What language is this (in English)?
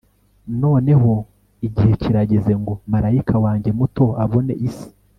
Kinyarwanda